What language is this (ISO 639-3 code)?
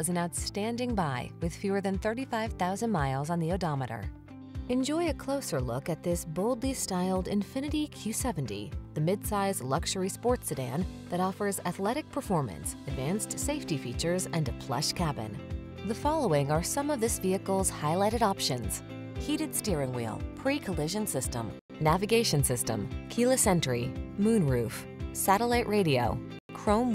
eng